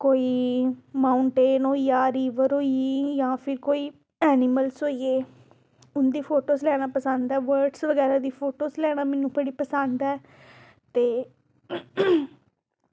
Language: Dogri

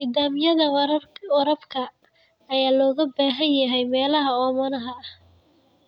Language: Somali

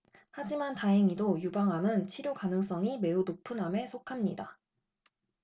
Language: Korean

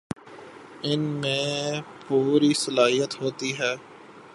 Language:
Urdu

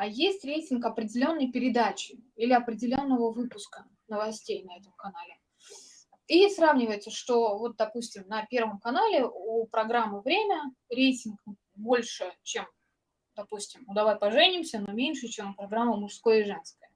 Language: Russian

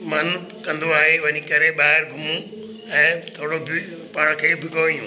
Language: Sindhi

